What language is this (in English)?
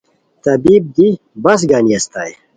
Khowar